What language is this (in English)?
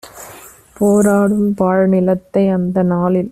Tamil